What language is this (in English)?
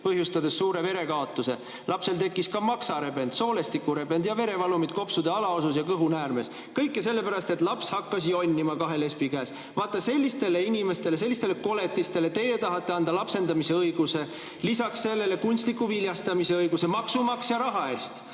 Estonian